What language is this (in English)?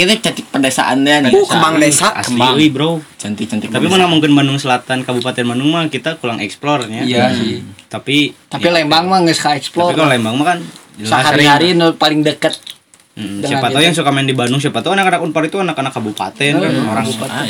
Indonesian